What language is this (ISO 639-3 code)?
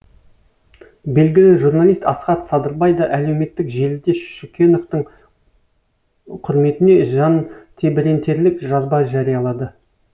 kaz